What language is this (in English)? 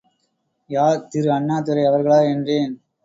Tamil